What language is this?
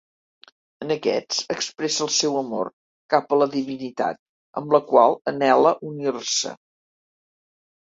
Catalan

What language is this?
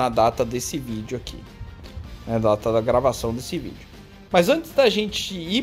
Portuguese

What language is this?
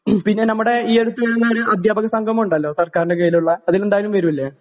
Malayalam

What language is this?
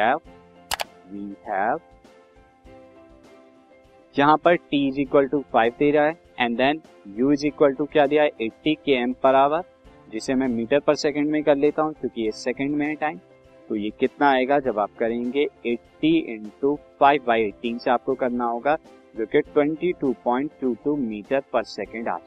Hindi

